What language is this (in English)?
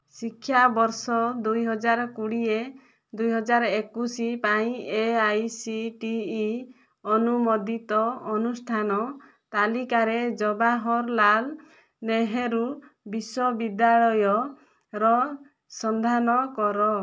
Odia